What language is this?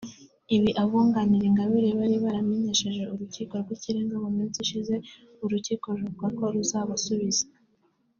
Kinyarwanda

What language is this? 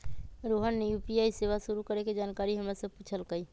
Magahi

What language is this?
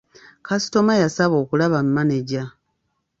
Ganda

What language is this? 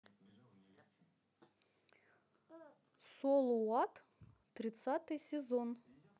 Russian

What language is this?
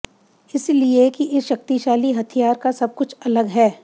Hindi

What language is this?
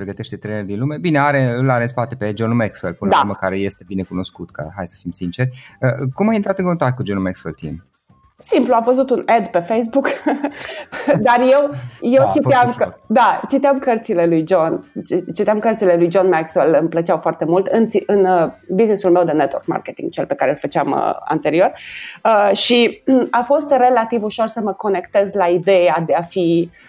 Romanian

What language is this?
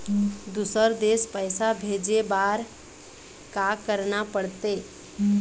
Chhattisgarhi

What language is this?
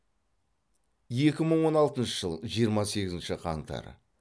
Kazakh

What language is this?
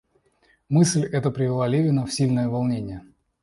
Russian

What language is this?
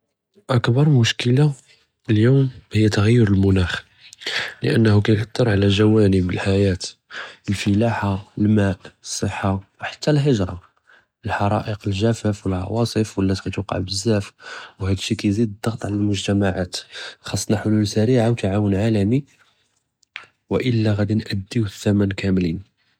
Judeo-Arabic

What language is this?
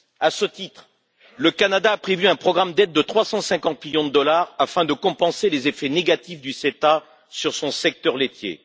French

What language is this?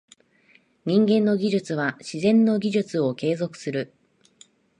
Japanese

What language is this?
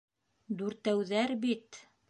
Bashkir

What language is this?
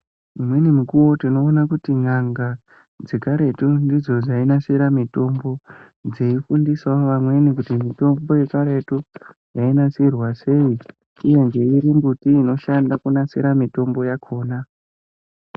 Ndau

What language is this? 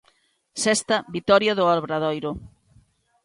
Galician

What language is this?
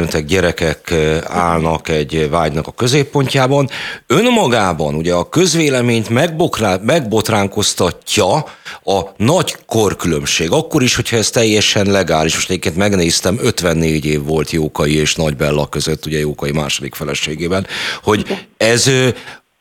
Hungarian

